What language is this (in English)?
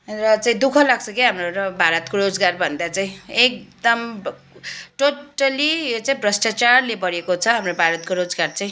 Nepali